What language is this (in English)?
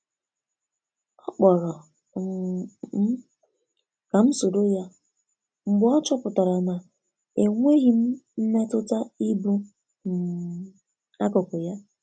Igbo